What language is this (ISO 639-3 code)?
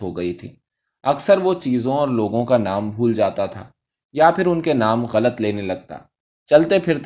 urd